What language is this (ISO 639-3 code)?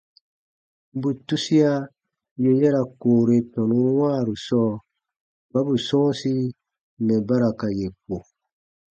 bba